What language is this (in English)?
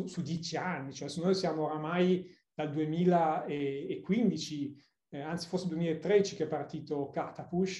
Italian